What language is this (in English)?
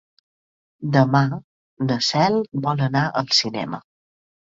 Catalan